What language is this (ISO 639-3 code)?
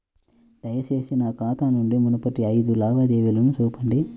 tel